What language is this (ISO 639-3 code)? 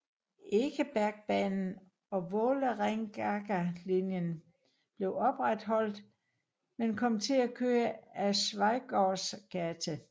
dan